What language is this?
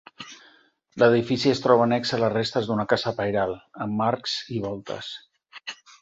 Catalan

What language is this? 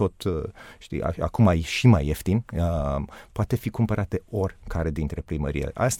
Romanian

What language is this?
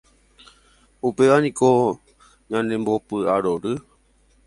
Guarani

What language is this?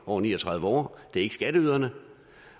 Danish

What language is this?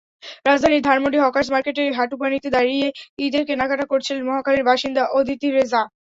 Bangla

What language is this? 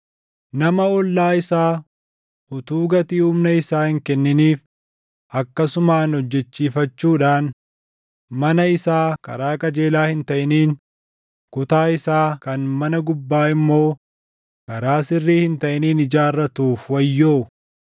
Oromo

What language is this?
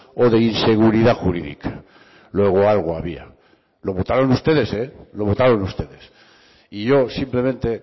Spanish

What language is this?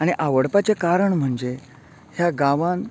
Konkani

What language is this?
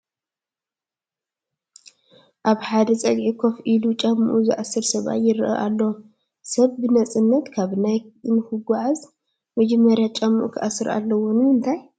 Tigrinya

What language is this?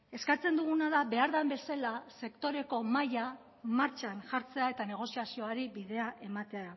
Basque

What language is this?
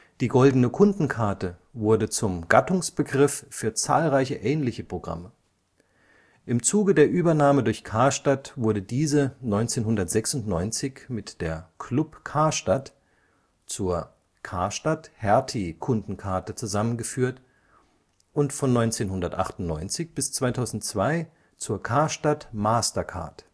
German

